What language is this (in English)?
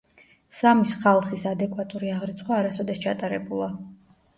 Georgian